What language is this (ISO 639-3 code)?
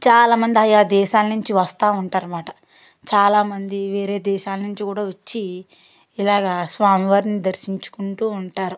tel